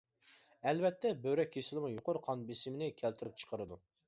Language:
Uyghur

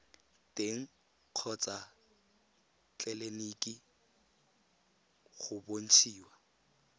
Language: Tswana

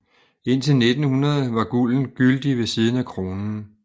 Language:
Danish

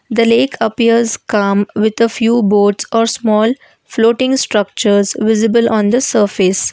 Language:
English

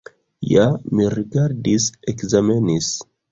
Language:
Esperanto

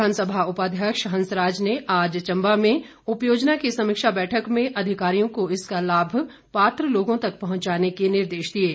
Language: Hindi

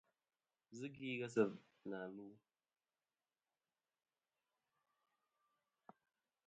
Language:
Kom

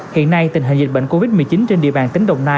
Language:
Vietnamese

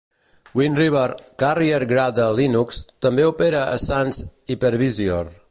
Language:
Catalan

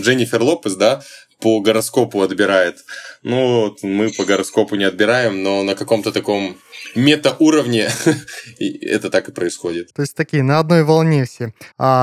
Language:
Russian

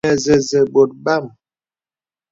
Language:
Bebele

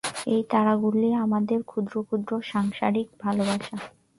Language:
Bangla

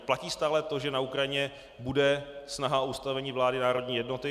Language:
Czech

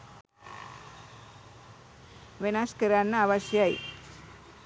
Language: Sinhala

